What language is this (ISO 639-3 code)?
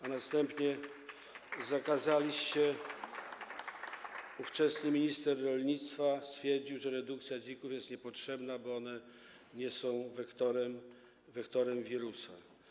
pol